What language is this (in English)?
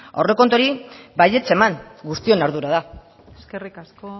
Basque